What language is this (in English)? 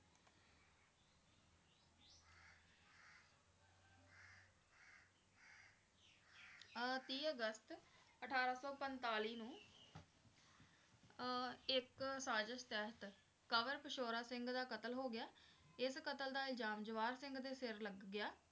Punjabi